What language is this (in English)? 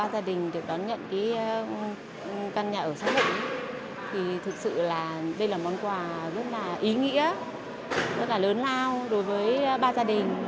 Vietnamese